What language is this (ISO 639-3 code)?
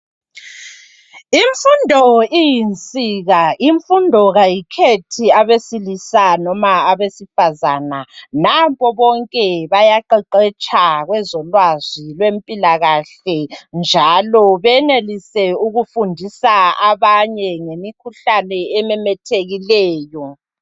nde